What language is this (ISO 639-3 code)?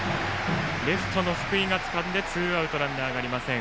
jpn